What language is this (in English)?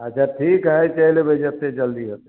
Maithili